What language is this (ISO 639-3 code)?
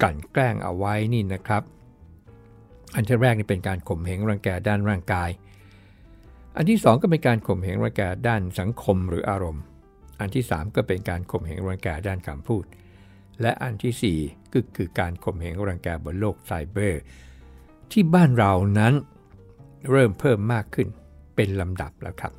tha